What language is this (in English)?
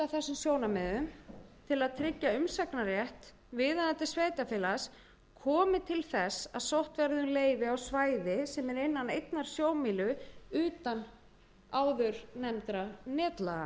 Icelandic